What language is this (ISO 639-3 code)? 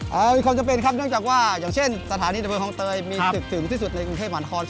tha